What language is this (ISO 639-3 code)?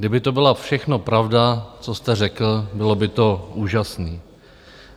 ces